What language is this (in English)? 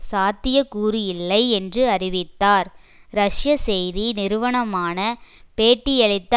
Tamil